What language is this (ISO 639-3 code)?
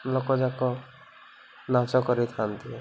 ori